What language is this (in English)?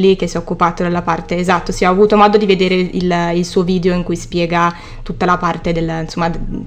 Italian